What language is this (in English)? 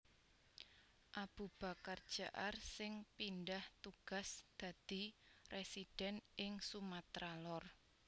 Javanese